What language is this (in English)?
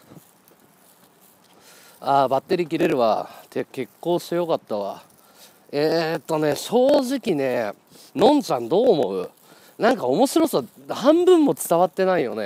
Japanese